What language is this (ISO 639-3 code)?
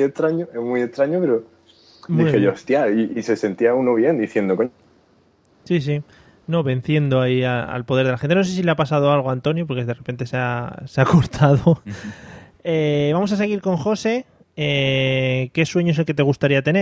spa